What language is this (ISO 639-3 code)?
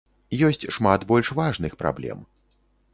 bel